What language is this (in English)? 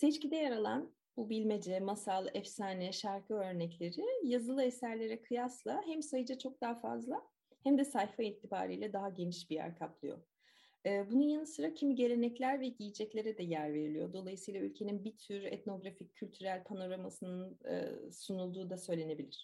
Turkish